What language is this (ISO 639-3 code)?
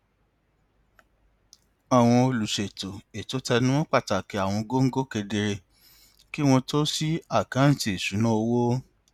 yor